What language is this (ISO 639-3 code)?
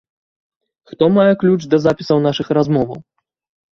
bel